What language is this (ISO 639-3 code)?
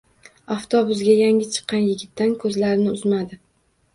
uzb